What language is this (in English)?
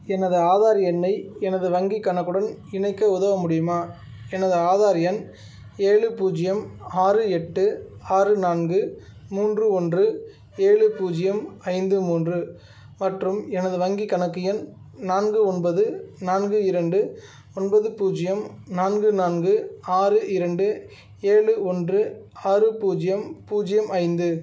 Tamil